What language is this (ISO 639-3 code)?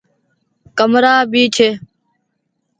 gig